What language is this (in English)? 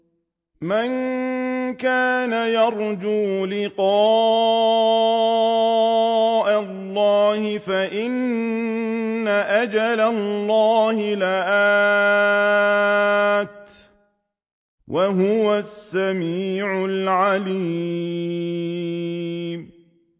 Arabic